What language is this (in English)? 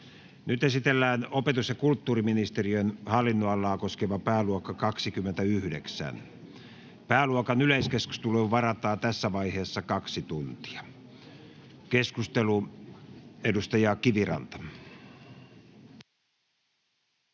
Finnish